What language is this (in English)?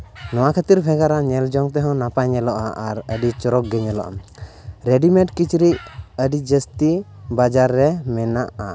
Santali